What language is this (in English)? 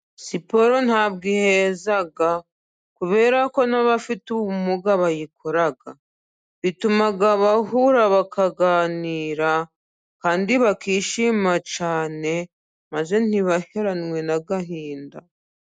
Kinyarwanda